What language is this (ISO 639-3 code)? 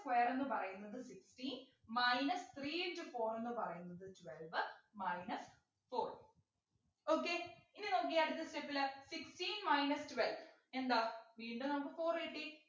mal